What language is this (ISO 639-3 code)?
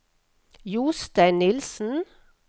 nor